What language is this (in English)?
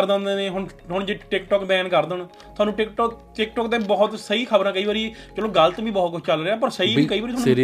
Punjabi